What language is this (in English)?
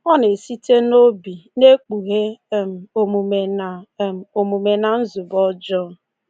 Igbo